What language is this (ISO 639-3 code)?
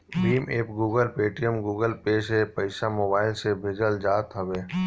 bho